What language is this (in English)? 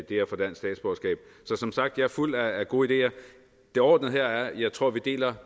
Danish